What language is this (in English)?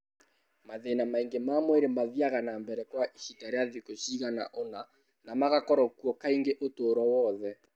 Kikuyu